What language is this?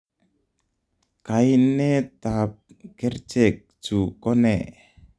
Kalenjin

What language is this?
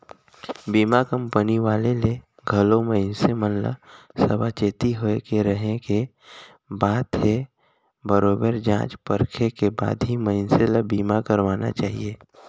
Chhattisgarhi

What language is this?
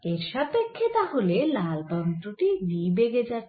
Bangla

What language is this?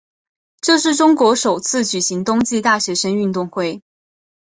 Chinese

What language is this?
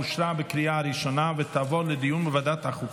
Hebrew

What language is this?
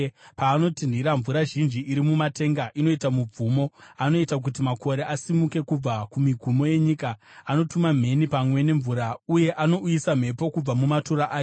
Shona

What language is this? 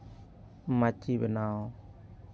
Santali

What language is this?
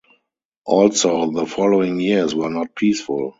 English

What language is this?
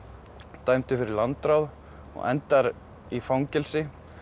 Icelandic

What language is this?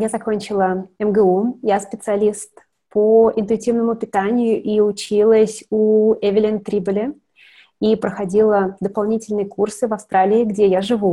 Russian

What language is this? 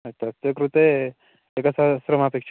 Sanskrit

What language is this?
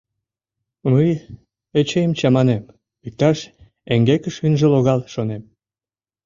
Mari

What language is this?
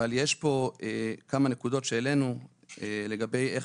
Hebrew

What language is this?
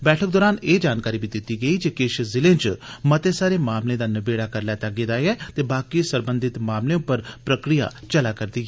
Dogri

